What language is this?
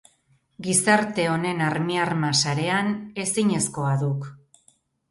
Basque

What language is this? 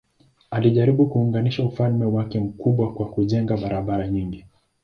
Swahili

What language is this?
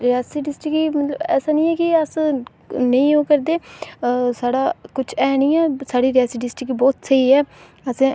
Dogri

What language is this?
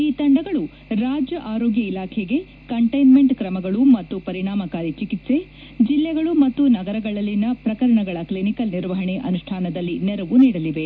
Kannada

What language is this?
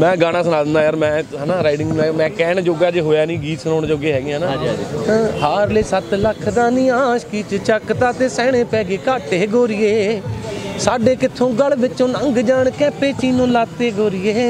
Punjabi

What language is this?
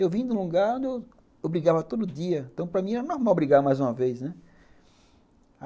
Portuguese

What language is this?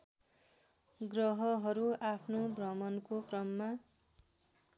Nepali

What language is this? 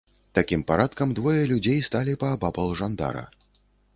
Belarusian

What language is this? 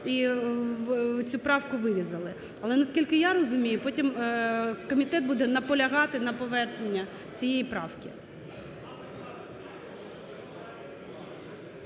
Ukrainian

